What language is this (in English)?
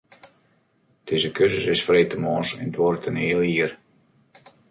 Western Frisian